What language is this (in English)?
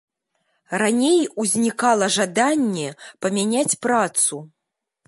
Belarusian